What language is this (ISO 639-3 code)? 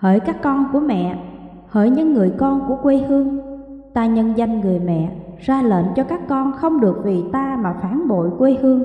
vie